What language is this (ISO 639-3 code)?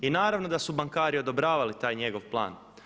hrv